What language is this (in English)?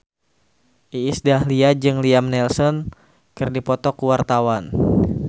Sundanese